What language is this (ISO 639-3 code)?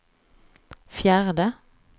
swe